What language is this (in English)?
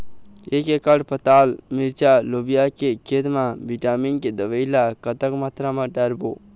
Chhattisgarhi